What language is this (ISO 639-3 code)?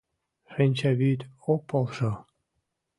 chm